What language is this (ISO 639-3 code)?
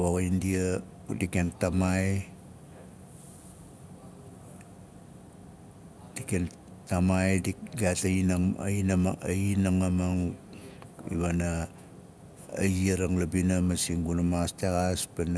nal